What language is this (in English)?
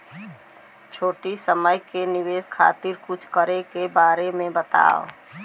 Bhojpuri